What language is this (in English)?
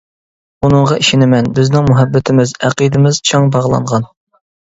Uyghur